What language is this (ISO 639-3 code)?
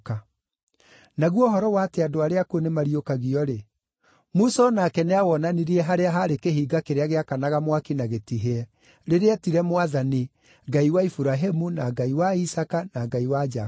kik